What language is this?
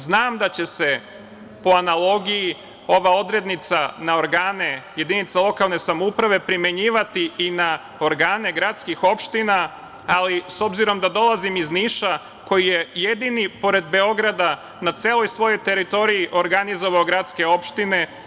Serbian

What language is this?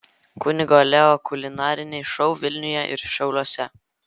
Lithuanian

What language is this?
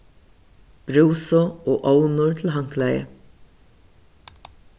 Faroese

